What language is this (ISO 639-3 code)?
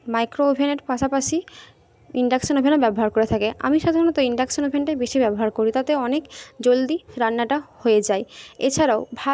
ben